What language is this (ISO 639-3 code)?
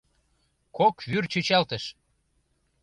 chm